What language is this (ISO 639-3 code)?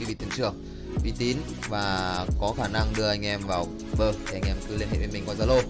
vie